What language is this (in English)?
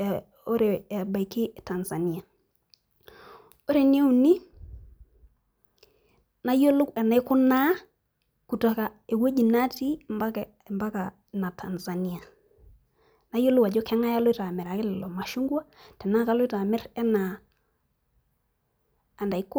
Masai